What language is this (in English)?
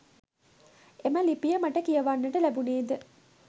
Sinhala